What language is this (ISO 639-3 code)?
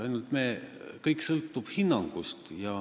est